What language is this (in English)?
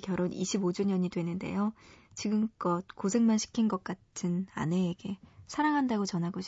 Korean